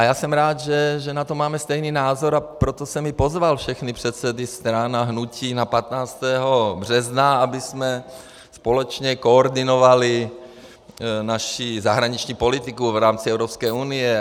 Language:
Czech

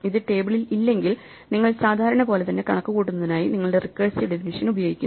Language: Malayalam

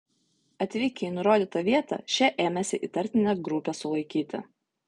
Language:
Lithuanian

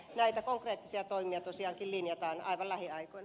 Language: Finnish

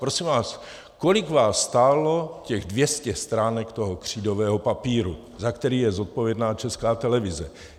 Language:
Czech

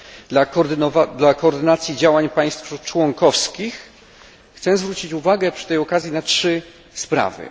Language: Polish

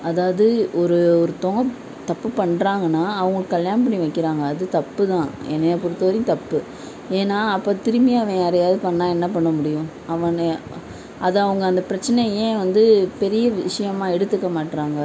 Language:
Tamil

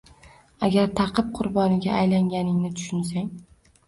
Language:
Uzbek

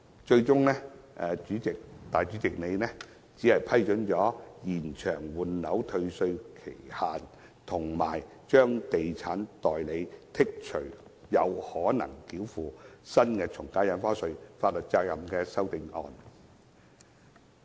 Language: Cantonese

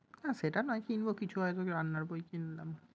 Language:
Bangla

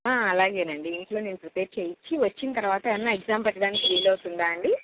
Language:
Telugu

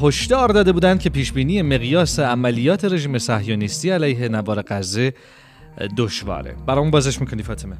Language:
Persian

